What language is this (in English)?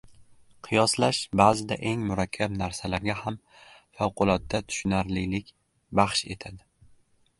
Uzbek